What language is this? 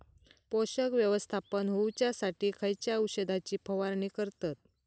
Marathi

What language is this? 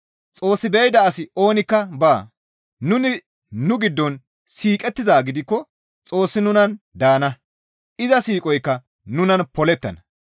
Gamo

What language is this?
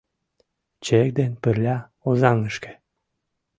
Mari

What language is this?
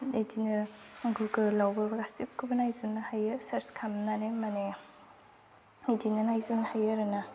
Bodo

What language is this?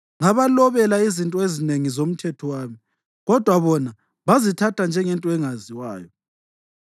North Ndebele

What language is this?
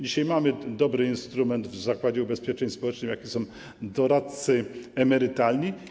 Polish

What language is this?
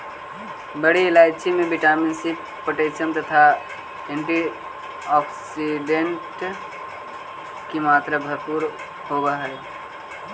Magahi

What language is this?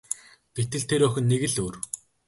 Mongolian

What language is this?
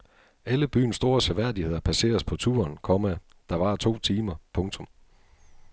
Danish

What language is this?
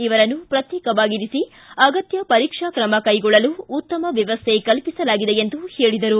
Kannada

